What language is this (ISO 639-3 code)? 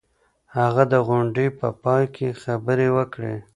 pus